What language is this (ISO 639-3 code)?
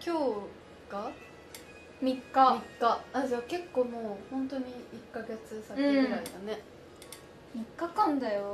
jpn